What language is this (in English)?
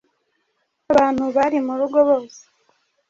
Kinyarwanda